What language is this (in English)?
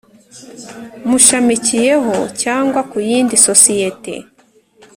Kinyarwanda